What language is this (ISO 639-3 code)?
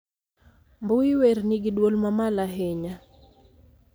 luo